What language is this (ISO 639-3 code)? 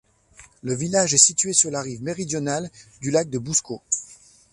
fra